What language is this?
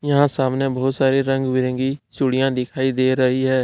Hindi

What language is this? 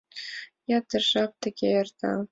Mari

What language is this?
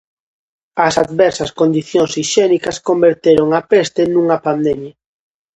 Galician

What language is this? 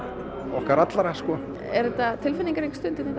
Icelandic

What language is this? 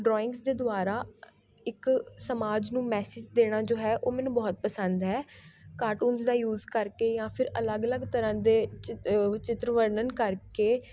Punjabi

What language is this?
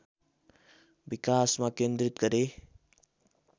Nepali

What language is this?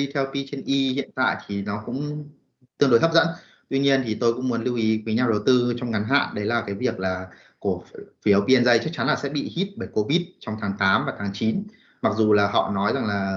Vietnamese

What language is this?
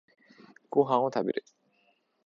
Japanese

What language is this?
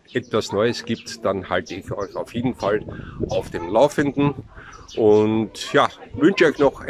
German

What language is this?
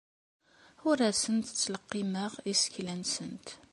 Kabyle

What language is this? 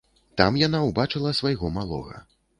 Belarusian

